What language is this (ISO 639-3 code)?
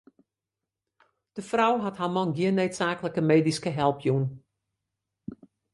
fry